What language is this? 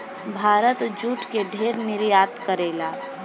Bhojpuri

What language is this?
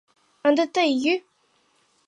Mari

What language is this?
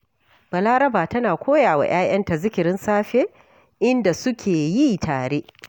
Hausa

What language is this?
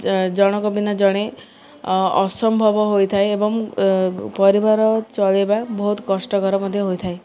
Odia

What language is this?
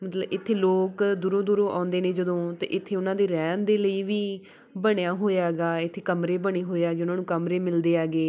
Punjabi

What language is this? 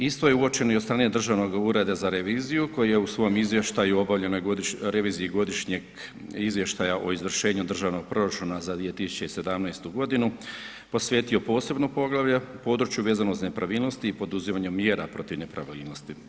Croatian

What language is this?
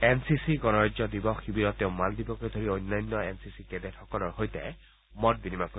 Assamese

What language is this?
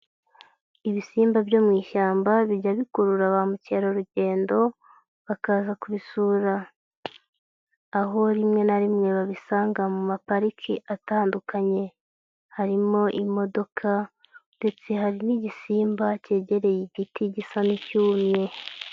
Kinyarwanda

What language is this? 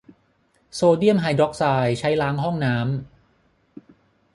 Thai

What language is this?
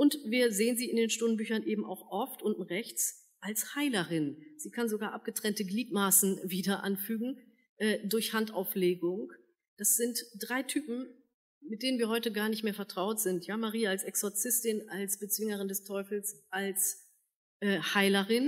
German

